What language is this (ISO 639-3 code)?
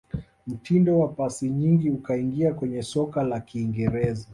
swa